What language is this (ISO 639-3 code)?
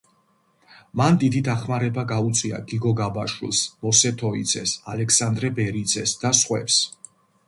kat